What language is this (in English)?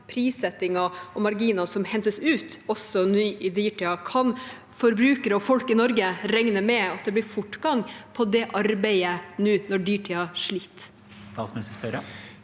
Norwegian